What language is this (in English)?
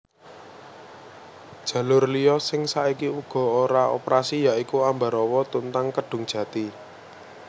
Javanese